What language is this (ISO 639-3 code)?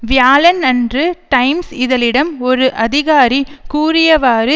tam